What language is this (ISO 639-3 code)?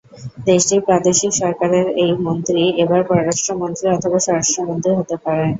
ben